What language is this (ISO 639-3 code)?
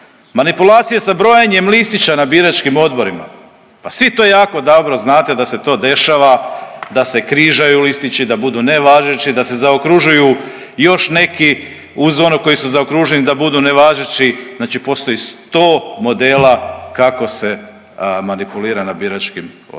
hrv